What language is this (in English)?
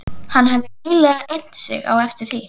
Icelandic